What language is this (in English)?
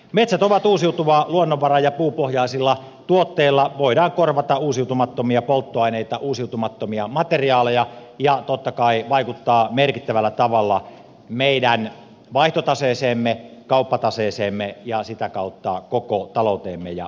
Finnish